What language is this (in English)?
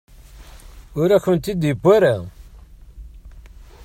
Kabyle